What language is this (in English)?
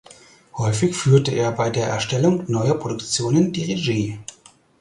German